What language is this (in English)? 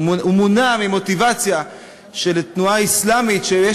Hebrew